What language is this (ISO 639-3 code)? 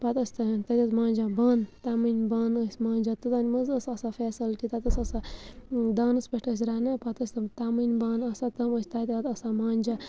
kas